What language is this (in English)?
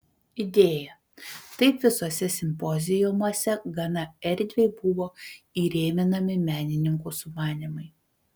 Lithuanian